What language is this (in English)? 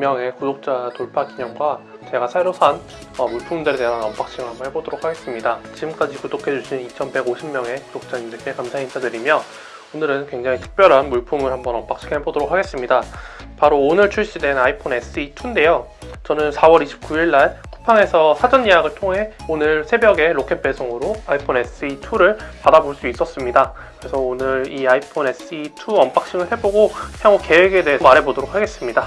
Korean